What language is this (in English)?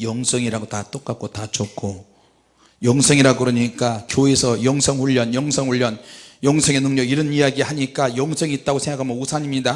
Korean